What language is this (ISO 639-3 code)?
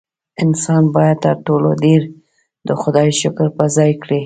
pus